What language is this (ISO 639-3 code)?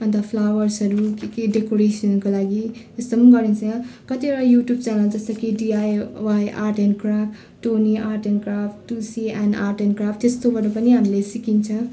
nep